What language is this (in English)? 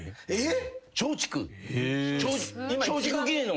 Japanese